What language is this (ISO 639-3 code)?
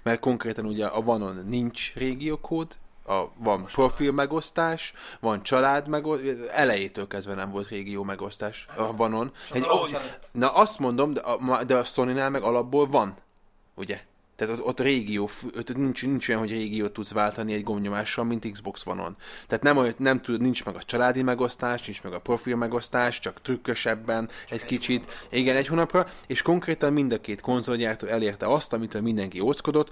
hun